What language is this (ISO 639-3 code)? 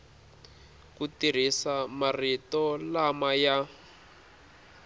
tso